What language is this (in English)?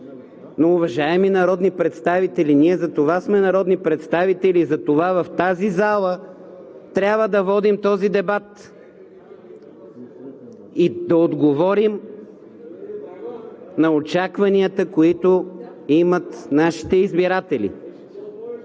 Bulgarian